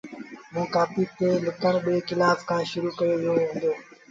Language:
Sindhi Bhil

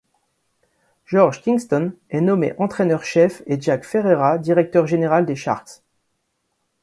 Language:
French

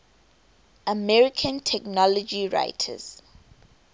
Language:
English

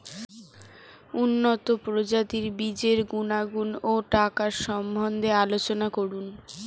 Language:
Bangla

